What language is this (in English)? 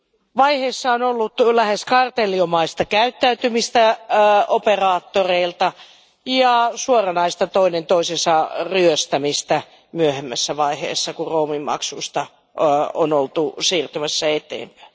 Finnish